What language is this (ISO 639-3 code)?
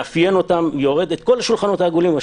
heb